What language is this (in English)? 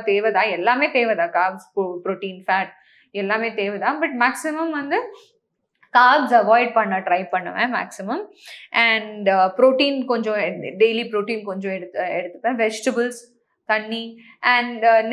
Tamil